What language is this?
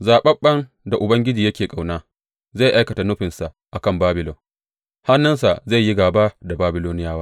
Hausa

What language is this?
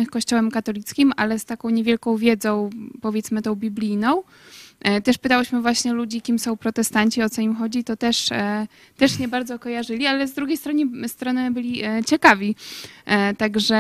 Polish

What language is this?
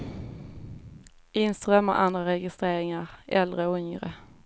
Swedish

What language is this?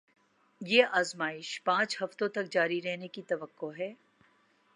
Urdu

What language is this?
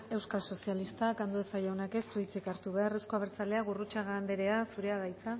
Basque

